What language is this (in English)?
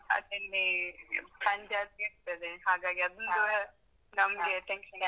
Kannada